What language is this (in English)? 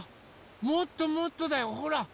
Japanese